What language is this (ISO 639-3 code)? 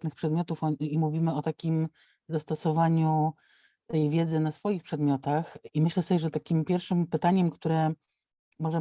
pol